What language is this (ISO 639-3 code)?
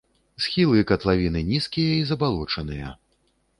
bel